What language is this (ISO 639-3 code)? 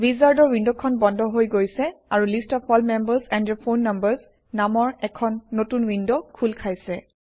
asm